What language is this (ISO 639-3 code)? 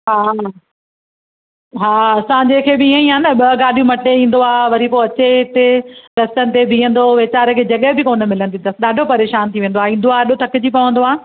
snd